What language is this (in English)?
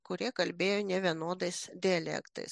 Lithuanian